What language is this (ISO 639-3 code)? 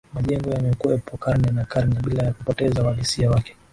swa